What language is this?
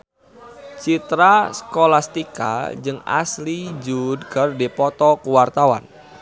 Sundanese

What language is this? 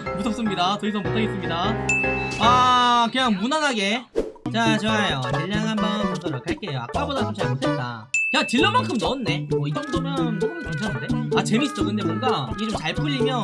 Korean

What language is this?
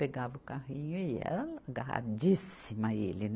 Portuguese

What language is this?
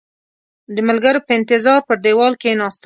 Pashto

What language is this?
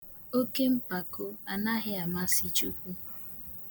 Igbo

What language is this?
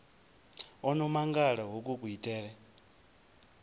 Venda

